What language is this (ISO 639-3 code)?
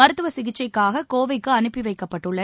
tam